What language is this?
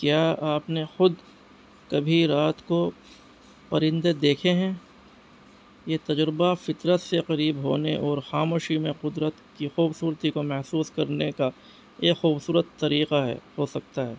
Urdu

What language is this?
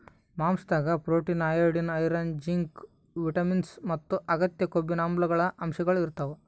Kannada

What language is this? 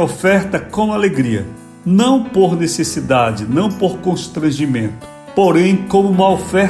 Portuguese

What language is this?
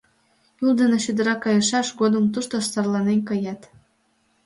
Mari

